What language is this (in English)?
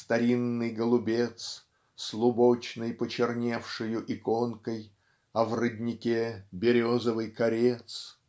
Russian